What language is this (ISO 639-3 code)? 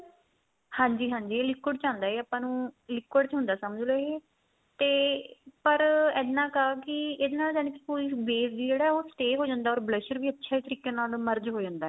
pan